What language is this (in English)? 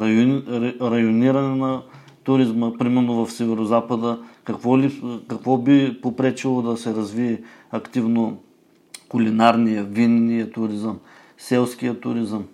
Bulgarian